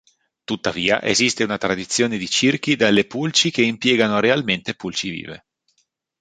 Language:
Italian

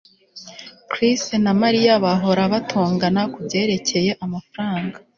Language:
Kinyarwanda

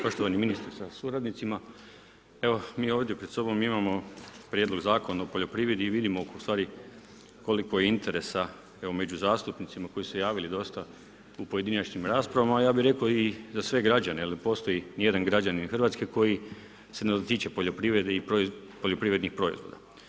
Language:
Croatian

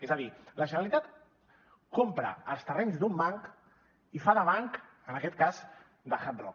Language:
Catalan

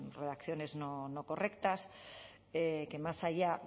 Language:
Spanish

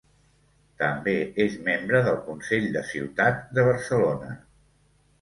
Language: Catalan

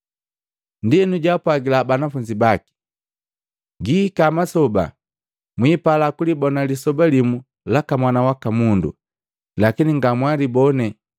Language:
Matengo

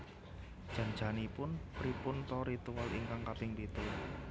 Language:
Javanese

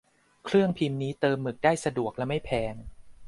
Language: Thai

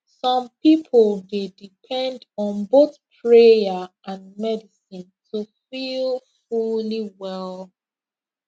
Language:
Nigerian Pidgin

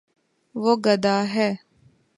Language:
Urdu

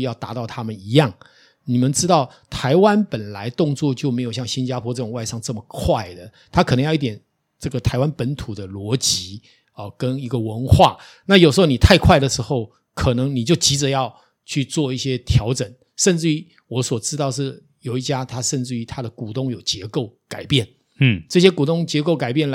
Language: Chinese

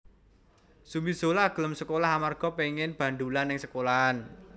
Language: Javanese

